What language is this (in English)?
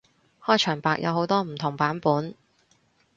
Cantonese